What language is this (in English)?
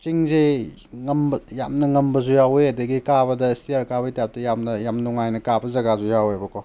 Manipuri